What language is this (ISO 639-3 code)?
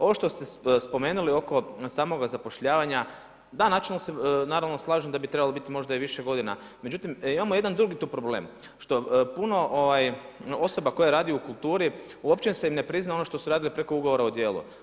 hrv